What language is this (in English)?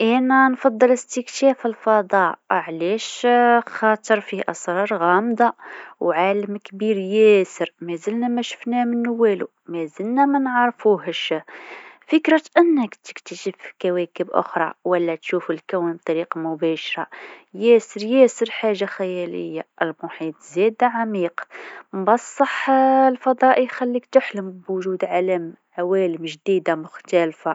Tunisian Arabic